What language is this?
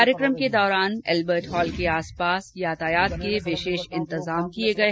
Hindi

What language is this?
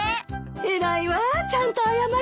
Japanese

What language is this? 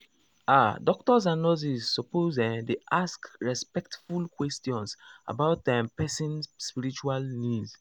Nigerian Pidgin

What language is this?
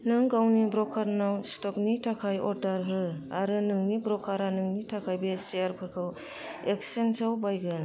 Bodo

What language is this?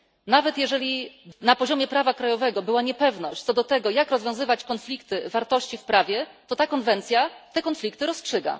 Polish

